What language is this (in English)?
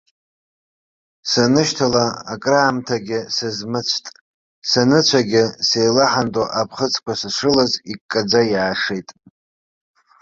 Abkhazian